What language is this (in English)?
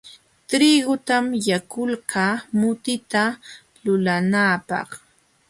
Jauja Wanca Quechua